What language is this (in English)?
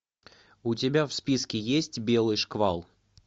Russian